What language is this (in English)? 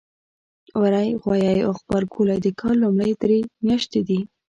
Pashto